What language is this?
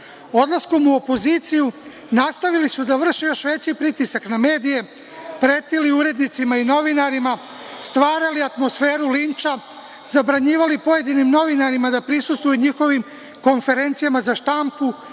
Serbian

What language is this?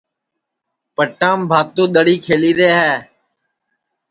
Sansi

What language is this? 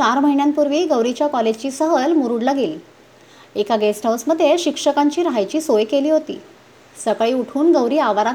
Marathi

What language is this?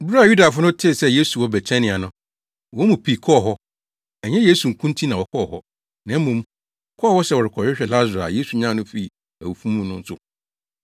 Akan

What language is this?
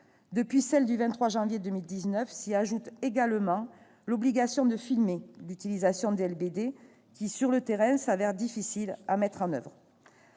French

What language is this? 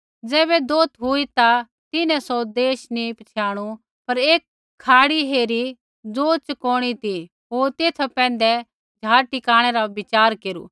Kullu Pahari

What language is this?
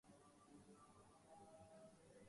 Urdu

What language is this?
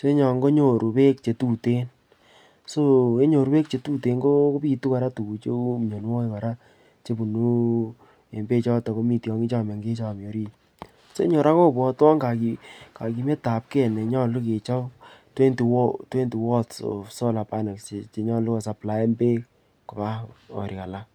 Kalenjin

